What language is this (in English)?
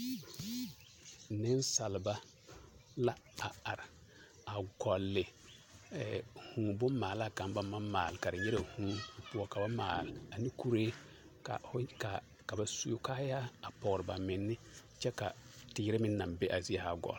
Southern Dagaare